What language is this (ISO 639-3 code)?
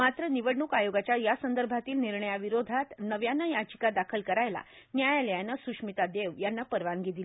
mar